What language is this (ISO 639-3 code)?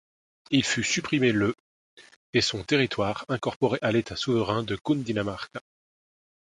fra